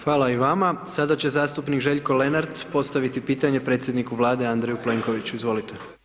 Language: Croatian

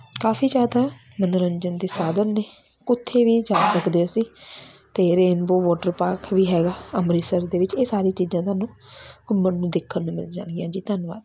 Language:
Punjabi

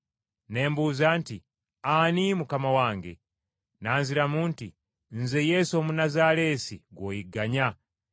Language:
Ganda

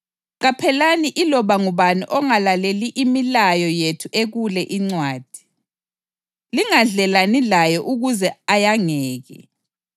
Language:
North Ndebele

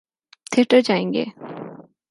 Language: Urdu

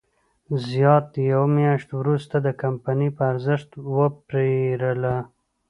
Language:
Pashto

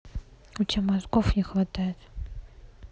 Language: Russian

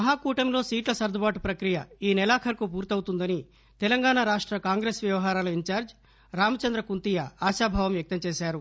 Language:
Telugu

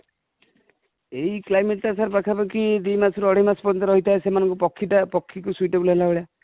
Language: Odia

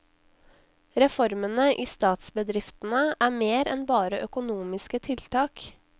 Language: Norwegian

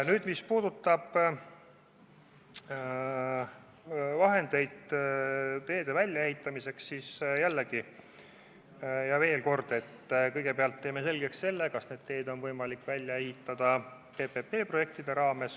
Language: Estonian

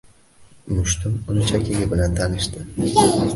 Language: Uzbek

